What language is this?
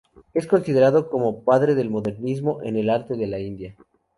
Spanish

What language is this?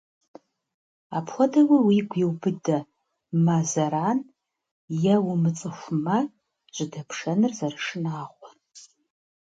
Kabardian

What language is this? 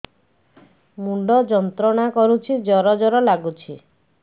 Odia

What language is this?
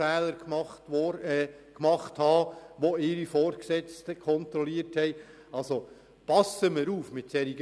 Swiss German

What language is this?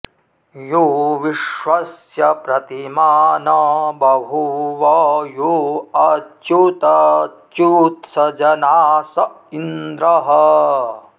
Sanskrit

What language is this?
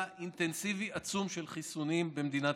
Hebrew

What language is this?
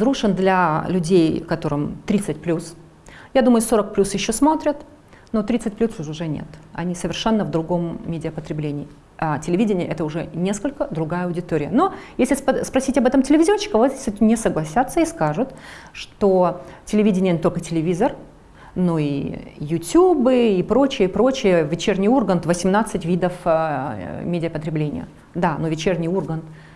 Russian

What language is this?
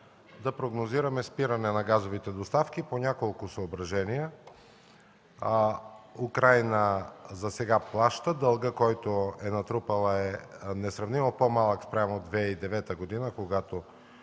Bulgarian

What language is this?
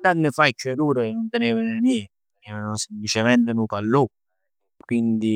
Neapolitan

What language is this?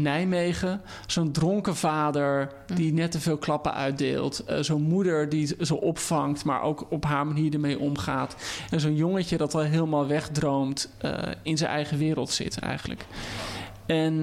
Dutch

